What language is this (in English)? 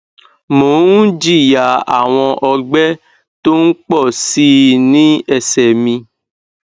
Yoruba